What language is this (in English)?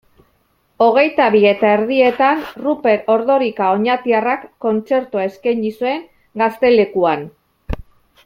Basque